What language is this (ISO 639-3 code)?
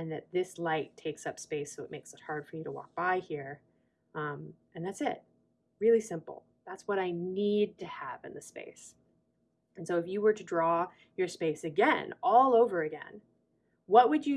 eng